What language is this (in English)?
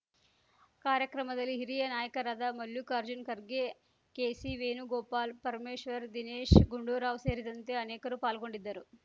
Kannada